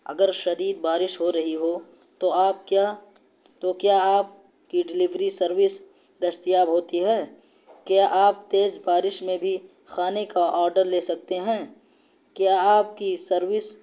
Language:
Urdu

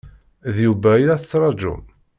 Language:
Kabyle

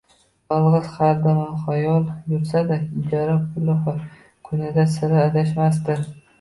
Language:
Uzbek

